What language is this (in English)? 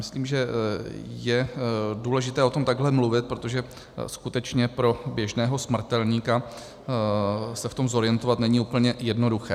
Czech